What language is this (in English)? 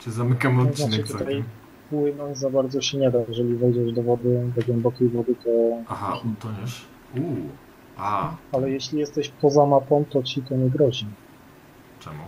Polish